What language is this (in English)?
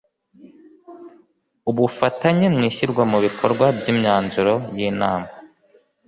Kinyarwanda